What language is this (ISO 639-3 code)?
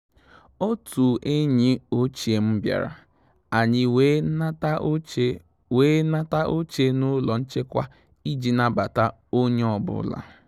ibo